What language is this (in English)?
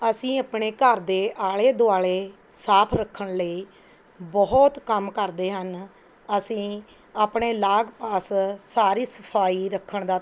Punjabi